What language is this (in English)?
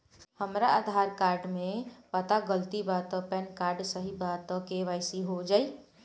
Bhojpuri